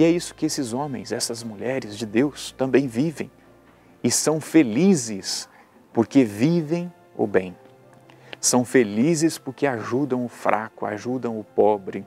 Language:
Portuguese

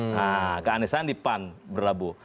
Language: Indonesian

